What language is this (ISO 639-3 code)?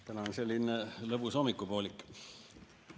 est